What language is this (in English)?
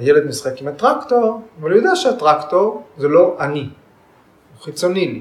Hebrew